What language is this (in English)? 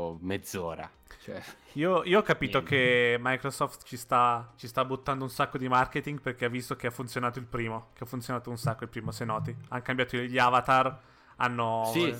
Italian